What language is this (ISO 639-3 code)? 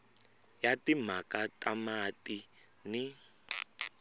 tso